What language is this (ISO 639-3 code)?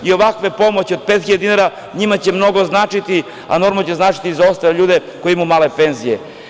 srp